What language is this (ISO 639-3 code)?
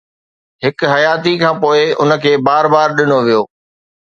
snd